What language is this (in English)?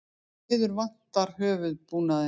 Icelandic